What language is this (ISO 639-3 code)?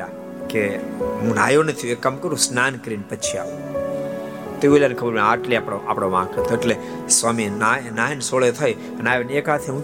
guj